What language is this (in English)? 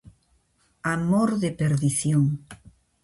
Galician